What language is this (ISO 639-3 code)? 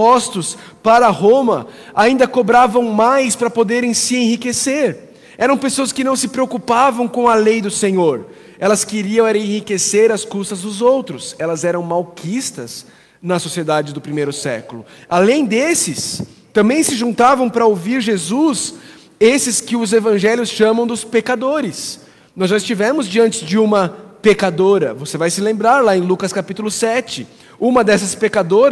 por